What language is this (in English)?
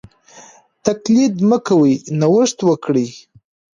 Pashto